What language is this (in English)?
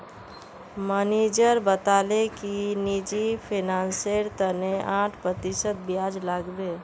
Magahi